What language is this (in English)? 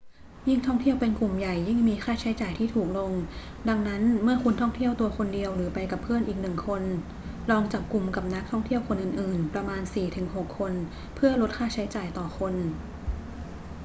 Thai